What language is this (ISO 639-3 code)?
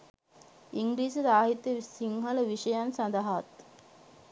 sin